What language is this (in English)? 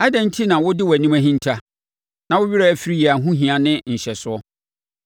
Akan